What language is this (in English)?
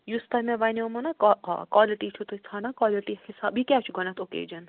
Kashmiri